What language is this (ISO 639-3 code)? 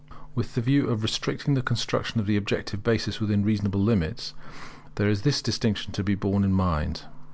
eng